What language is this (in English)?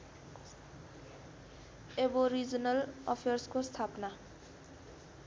Nepali